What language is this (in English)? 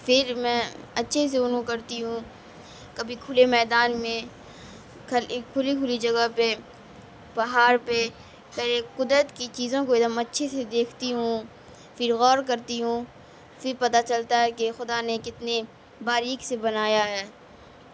Urdu